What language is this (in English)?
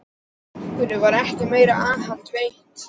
Icelandic